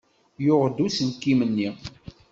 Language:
Kabyle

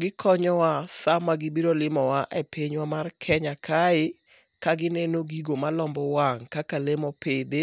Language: Luo (Kenya and Tanzania)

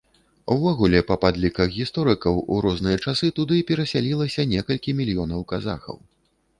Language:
Belarusian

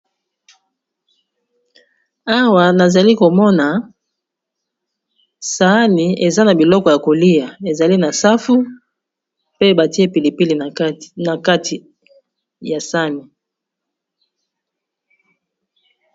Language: Lingala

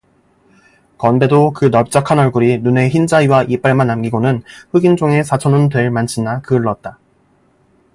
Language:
Korean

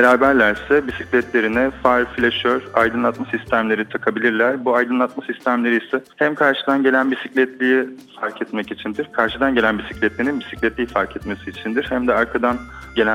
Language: Turkish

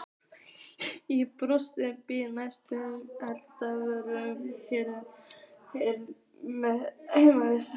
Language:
Icelandic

